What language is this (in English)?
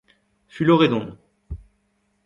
Breton